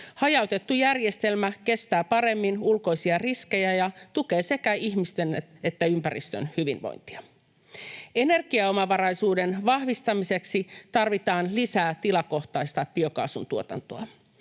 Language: Finnish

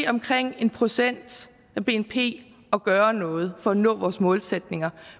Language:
Danish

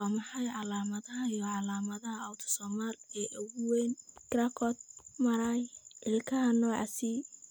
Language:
Somali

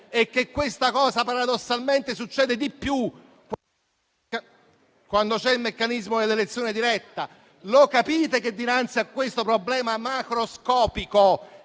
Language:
Italian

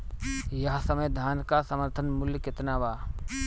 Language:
Bhojpuri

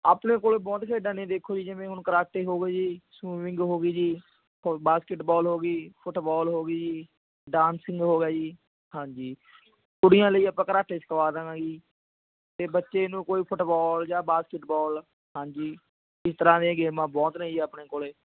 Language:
Punjabi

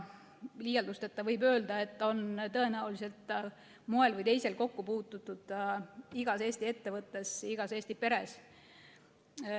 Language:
Estonian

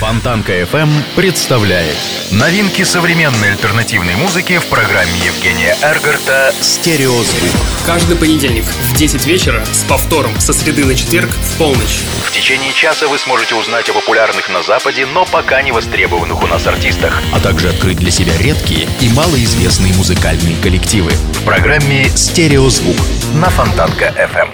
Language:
Russian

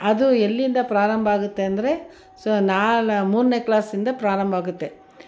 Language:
Kannada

